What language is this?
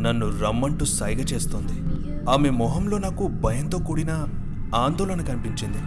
Telugu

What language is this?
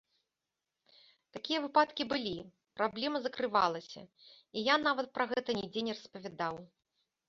Belarusian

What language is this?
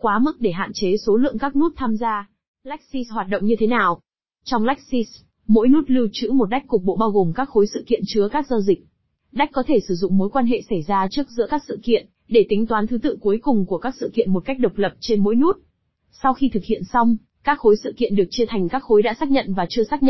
Vietnamese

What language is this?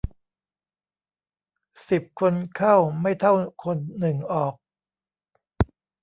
Thai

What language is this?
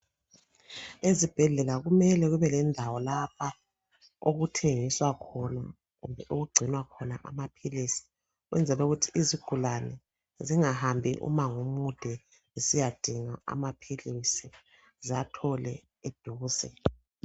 North Ndebele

